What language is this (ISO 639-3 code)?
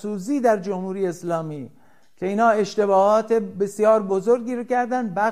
fas